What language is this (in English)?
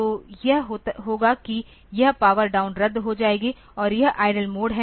Hindi